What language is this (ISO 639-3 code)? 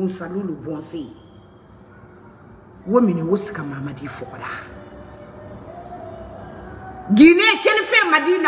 ind